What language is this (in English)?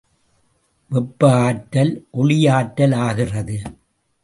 Tamil